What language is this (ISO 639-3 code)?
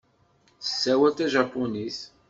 kab